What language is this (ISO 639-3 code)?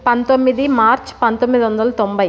tel